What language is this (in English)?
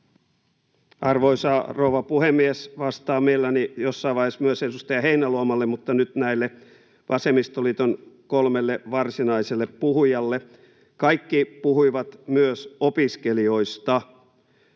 Finnish